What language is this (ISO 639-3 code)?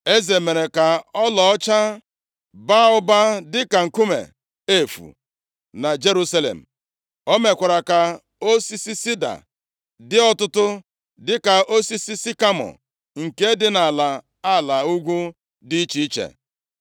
ibo